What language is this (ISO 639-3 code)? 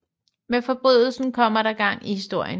dan